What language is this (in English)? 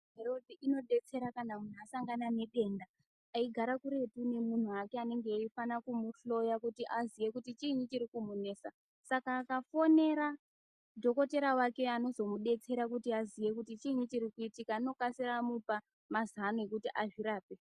Ndau